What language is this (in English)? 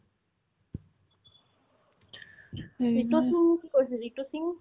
Assamese